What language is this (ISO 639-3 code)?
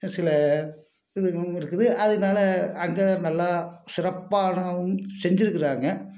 tam